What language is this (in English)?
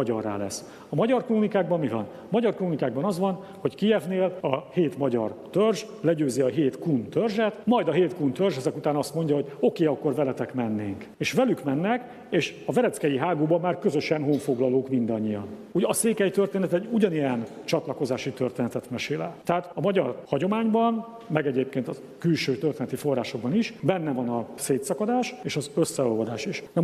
Hungarian